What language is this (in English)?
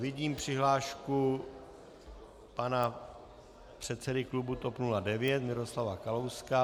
Czech